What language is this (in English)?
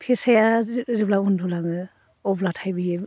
Bodo